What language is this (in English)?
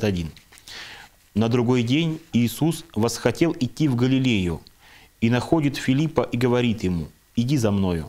Russian